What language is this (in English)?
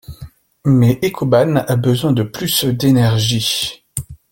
French